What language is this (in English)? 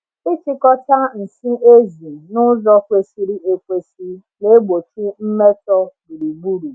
Igbo